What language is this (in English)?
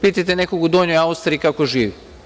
Serbian